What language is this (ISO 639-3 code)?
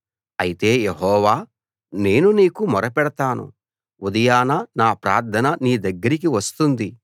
tel